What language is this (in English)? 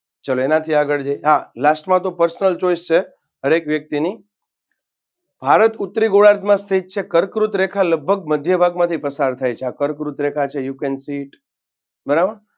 Gujarati